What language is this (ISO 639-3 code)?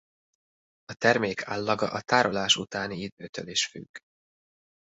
hun